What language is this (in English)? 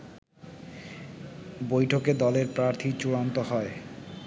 Bangla